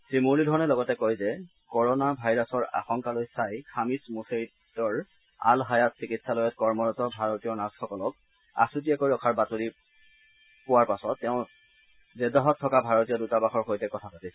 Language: Assamese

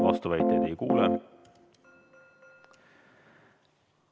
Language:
Estonian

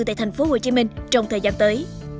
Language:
Vietnamese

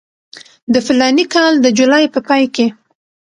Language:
Pashto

